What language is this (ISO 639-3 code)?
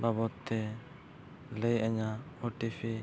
sat